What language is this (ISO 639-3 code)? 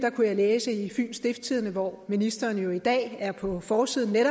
dan